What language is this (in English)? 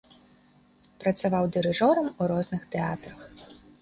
Belarusian